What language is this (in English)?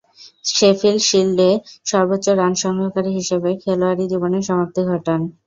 Bangla